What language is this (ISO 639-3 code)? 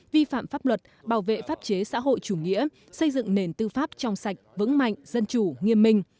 vie